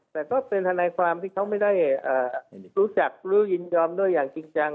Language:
Thai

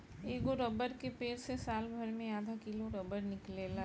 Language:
Bhojpuri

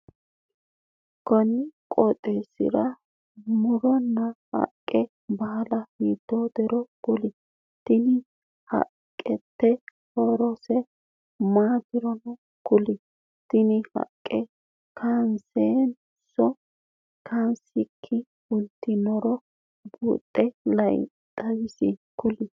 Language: Sidamo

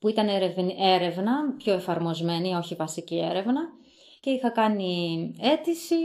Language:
Greek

